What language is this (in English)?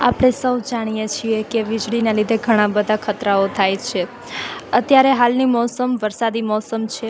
Gujarati